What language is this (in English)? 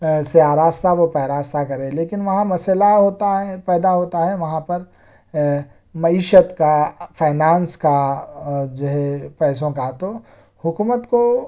Urdu